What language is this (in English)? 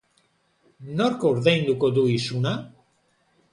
Basque